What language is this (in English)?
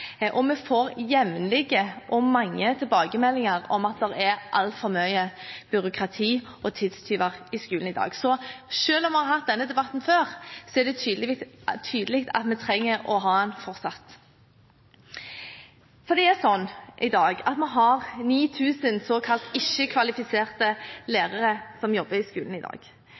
Norwegian Bokmål